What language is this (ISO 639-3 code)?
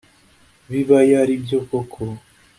kin